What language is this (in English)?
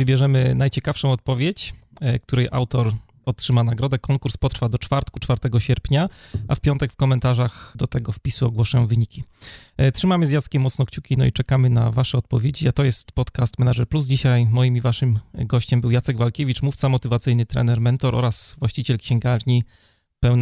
Polish